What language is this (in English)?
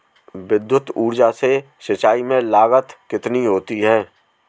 Hindi